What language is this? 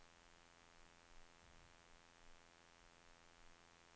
Swedish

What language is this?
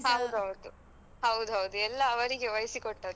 Kannada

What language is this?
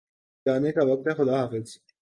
Urdu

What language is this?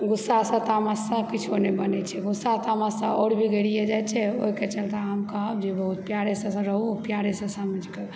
Maithili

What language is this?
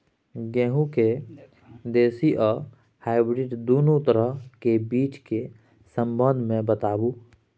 Maithili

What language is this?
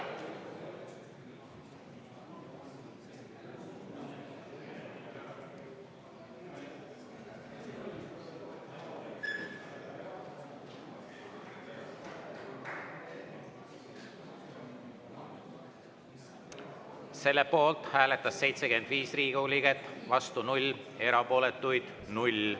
Estonian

